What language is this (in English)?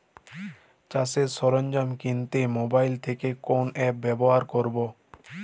Bangla